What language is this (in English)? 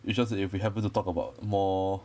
English